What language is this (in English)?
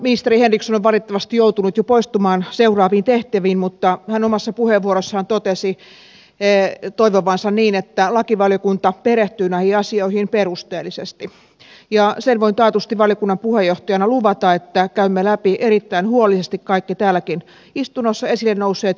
Finnish